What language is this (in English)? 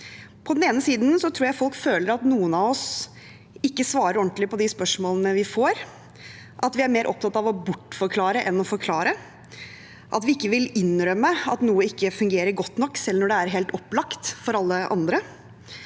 Norwegian